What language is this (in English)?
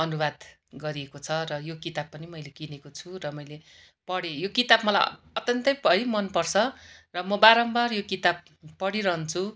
Nepali